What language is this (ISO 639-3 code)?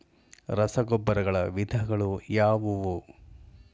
kan